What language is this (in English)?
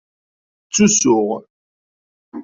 Kabyle